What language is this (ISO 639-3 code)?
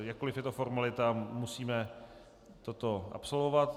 ces